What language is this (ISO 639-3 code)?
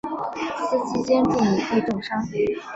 zho